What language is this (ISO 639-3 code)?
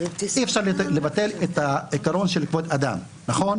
heb